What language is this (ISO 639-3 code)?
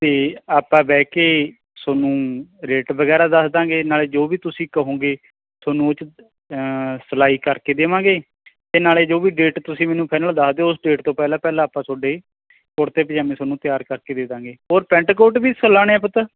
pan